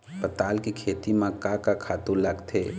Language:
Chhattisgarhi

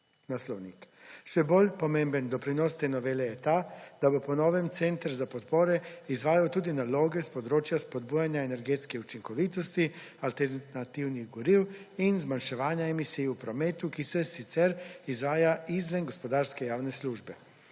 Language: Slovenian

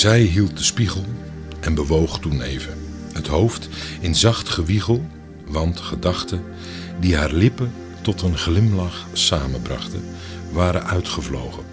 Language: Dutch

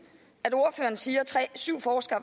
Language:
Danish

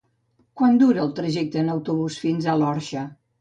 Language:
Catalan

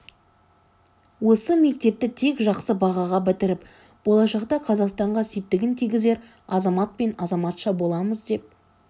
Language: Kazakh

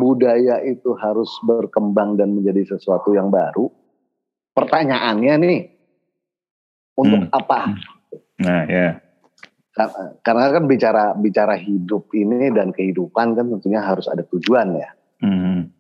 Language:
Indonesian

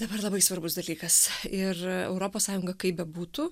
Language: Lithuanian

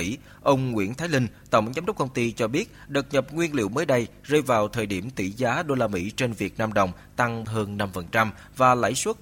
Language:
Vietnamese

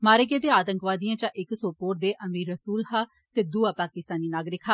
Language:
Dogri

